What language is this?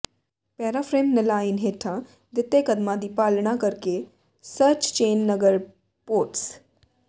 Punjabi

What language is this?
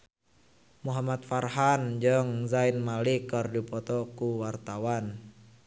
Sundanese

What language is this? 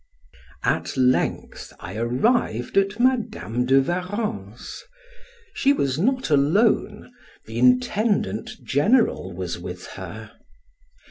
English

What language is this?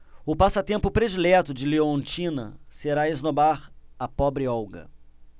Portuguese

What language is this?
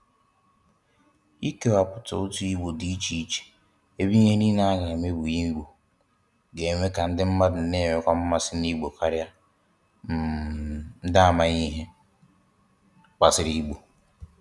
Igbo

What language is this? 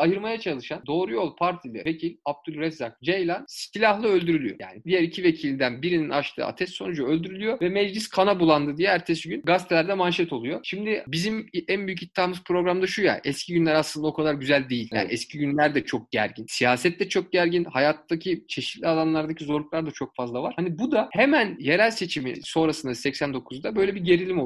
Turkish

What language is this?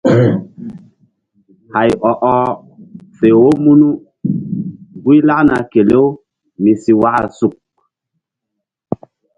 Mbum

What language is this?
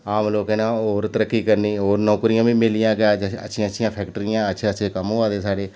Dogri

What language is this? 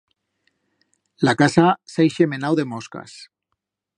Aragonese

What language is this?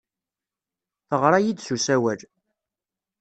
Kabyle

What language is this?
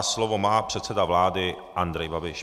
Czech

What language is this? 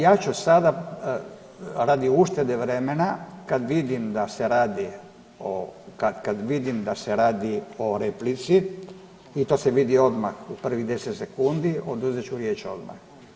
Croatian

